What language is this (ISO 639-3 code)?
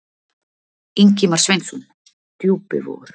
isl